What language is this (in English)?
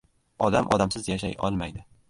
Uzbek